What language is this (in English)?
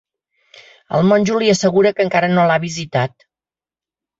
Catalan